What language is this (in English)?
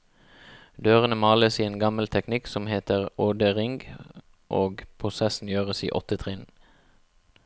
Norwegian